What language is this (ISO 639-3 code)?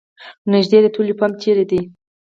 pus